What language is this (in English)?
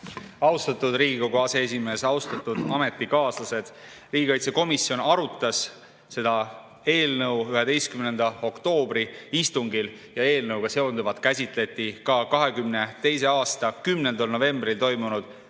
Estonian